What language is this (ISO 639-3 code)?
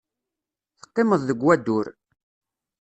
kab